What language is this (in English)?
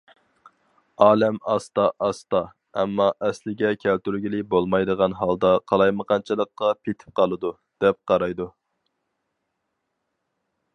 Uyghur